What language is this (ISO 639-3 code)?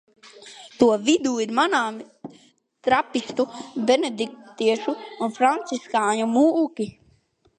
lav